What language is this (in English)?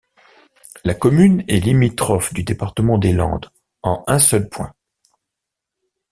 French